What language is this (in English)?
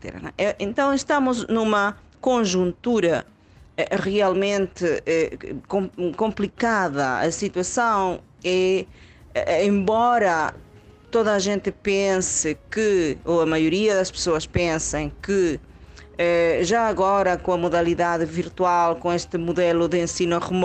Portuguese